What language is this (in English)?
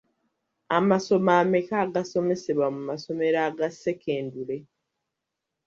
Ganda